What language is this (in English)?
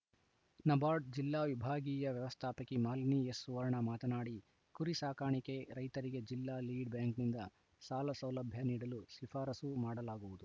Kannada